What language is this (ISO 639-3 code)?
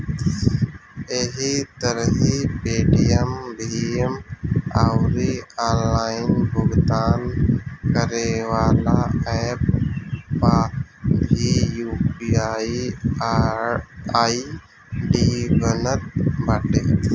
bho